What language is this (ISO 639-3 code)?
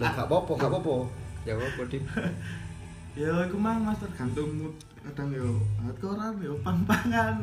ind